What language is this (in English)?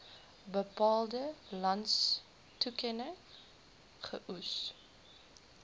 Afrikaans